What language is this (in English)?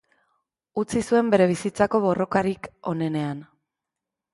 Basque